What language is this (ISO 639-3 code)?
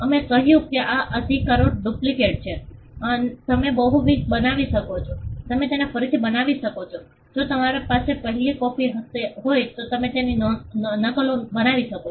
guj